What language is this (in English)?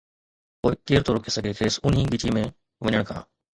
Sindhi